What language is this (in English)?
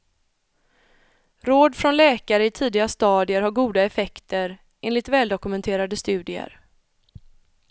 Swedish